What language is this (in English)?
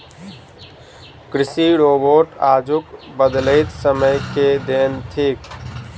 Maithili